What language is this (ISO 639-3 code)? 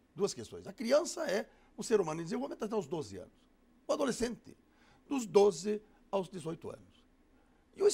por